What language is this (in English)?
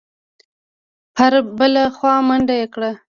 Pashto